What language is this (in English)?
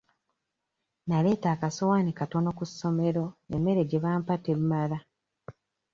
Ganda